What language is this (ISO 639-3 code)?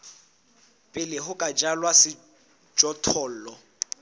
sot